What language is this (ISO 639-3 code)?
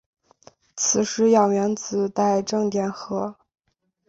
zho